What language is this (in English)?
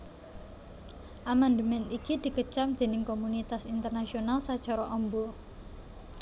Javanese